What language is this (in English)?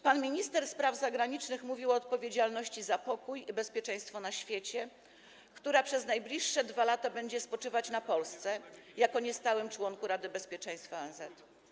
Polish